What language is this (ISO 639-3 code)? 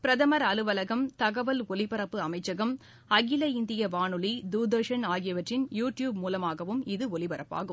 tam